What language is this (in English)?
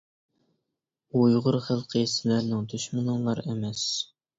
Uyghur